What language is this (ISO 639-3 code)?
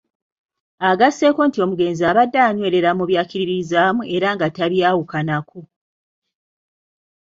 lug